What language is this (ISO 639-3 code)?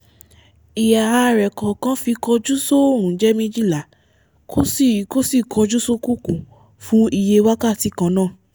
yor